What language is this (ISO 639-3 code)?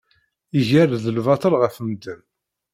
kab